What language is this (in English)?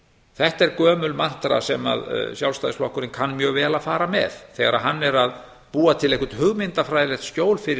Icelandic